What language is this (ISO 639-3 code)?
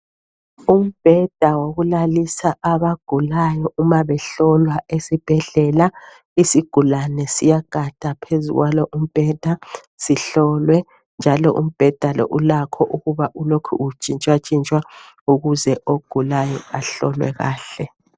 nde